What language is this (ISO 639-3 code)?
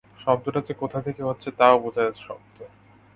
ben